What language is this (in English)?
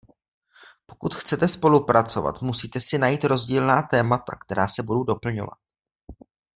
Czech